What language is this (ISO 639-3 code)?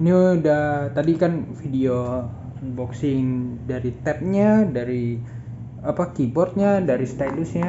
ind